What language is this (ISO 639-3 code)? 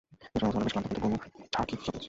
ben